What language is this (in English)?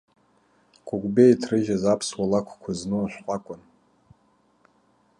Abkhazian